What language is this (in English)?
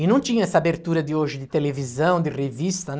Portuguese